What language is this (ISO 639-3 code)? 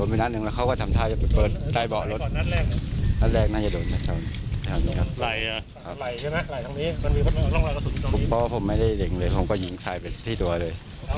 tha